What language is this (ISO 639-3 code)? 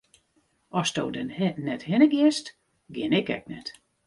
fry